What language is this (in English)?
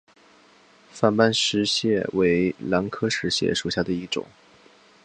Chinese